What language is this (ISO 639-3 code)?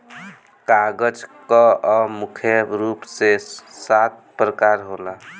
bho